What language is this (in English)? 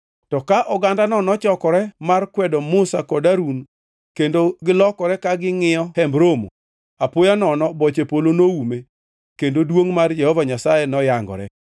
Luo (Kenya and Tanzania)